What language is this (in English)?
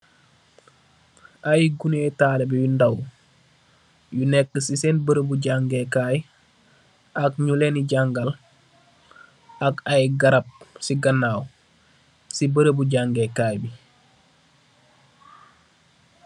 Wolof